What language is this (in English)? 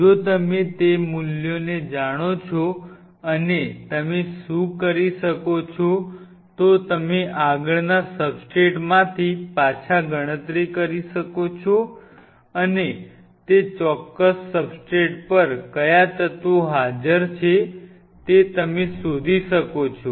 Gujarati